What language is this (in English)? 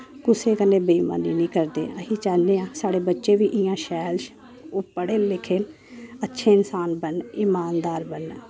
Dogri